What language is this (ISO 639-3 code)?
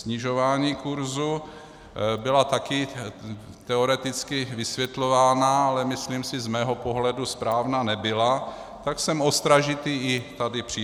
ces